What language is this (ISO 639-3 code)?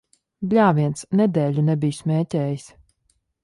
lav